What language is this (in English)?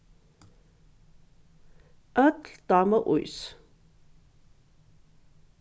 Faroese